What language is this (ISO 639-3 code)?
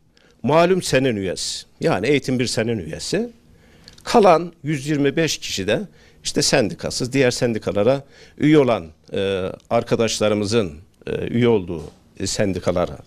tur